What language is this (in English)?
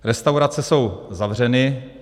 Czech